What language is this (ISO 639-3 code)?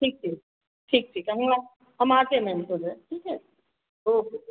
hin